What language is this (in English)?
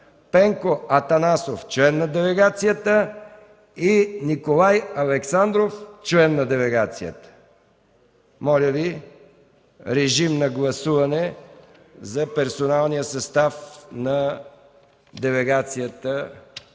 Bulgarian